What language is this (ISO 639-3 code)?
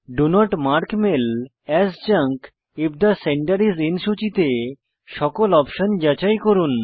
ben